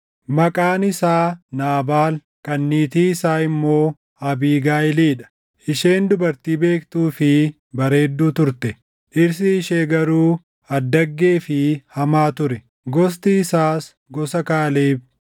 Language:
Oromo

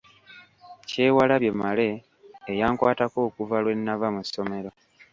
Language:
Ganda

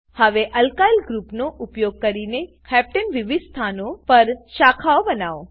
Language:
Gujarati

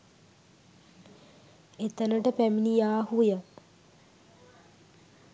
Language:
Sinhala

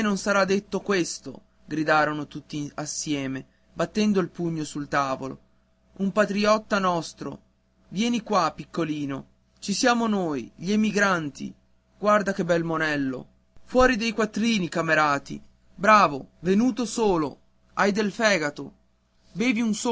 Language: Italian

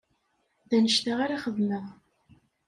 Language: Kabyle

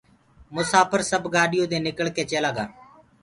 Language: Gurgula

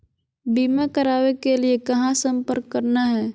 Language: Magahi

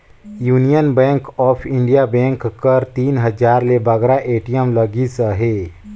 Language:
Chhattisgarhi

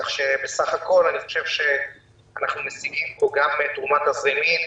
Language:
Hebrew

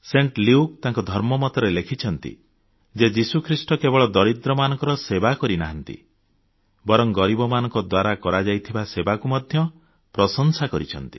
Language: Odia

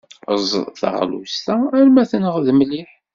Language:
Kabyle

